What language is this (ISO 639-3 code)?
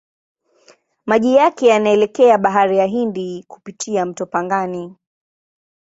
swa